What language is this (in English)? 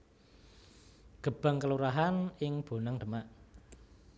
Javanese